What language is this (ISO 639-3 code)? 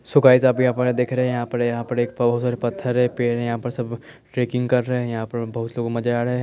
hin